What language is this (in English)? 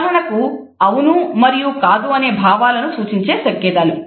Telugu